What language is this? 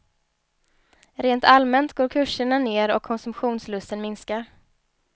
Swedish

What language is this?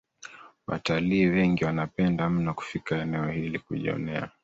Swahili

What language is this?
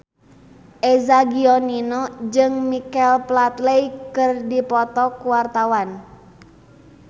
Sundanese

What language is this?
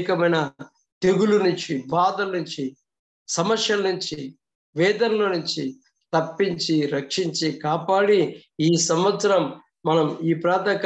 Telugu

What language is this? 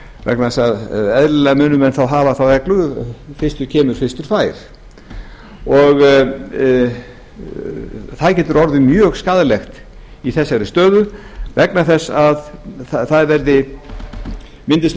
Icelandic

